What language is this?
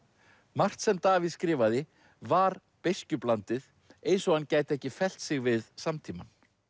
Icelandic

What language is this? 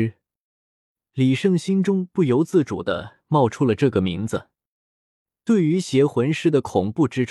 Chinese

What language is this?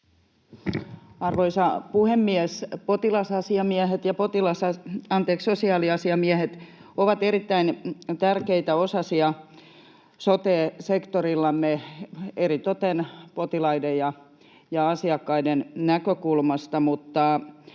Finnish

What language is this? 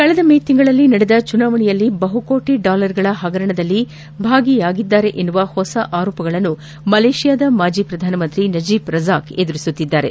Kannada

